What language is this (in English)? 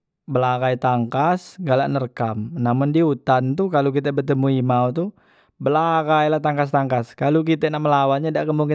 Musi